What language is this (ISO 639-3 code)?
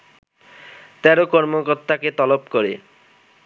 ben